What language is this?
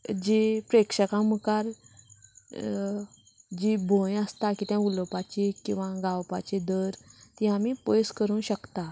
Konkani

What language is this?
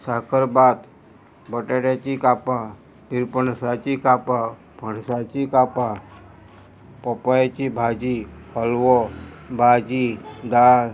Konkani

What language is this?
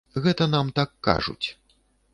Belarusian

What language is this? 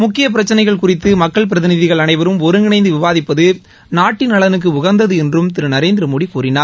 Tamil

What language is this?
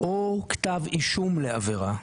Hebrew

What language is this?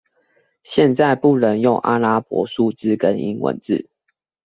Chinese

